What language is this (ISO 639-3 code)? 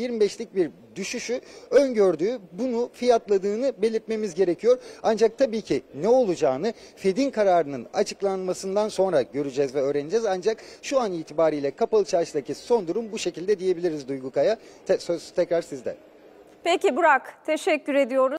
tur